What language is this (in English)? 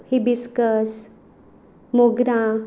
Konkani